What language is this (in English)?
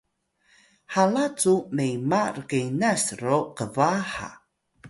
Atayal